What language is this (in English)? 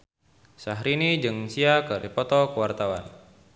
Sundanese